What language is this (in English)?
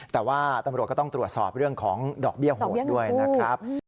Thai